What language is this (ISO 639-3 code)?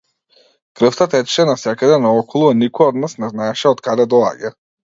mkd